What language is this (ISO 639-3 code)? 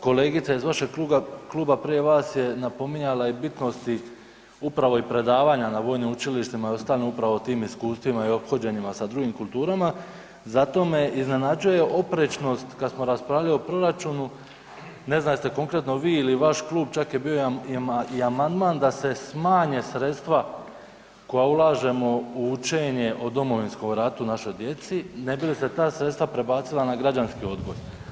hrv